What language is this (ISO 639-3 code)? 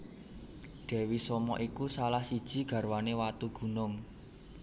jav